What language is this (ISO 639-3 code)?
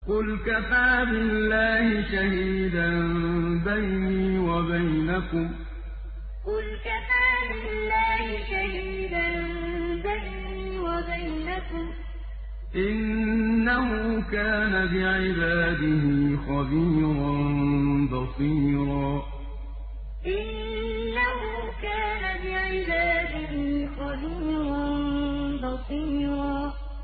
ara